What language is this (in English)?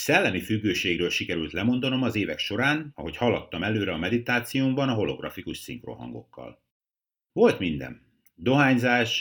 Hungarian